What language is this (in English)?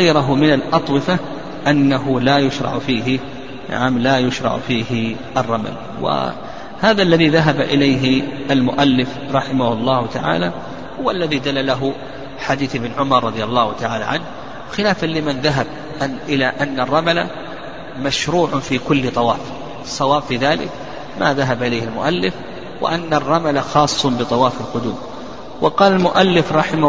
Arabic